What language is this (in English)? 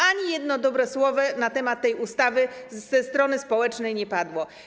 Polish